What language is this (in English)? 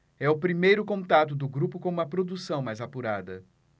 Portuguese